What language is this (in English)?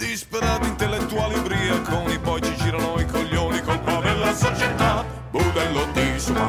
Greek